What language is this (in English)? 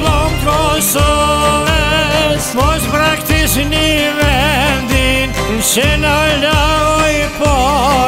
Romanian